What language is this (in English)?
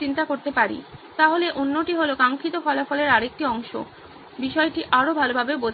Bangla